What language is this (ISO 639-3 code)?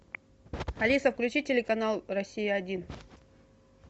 rus